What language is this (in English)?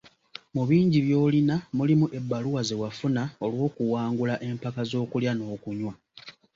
Ganda